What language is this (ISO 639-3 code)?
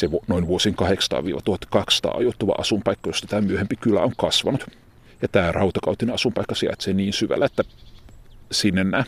fin